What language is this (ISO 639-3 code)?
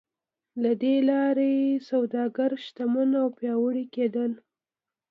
pus